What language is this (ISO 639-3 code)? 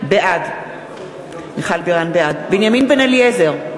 heb